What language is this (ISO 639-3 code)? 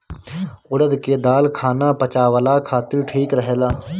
bho